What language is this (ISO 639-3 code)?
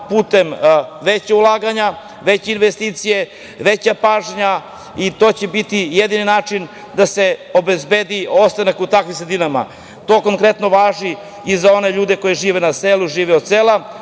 srp